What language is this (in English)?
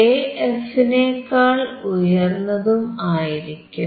Malayalam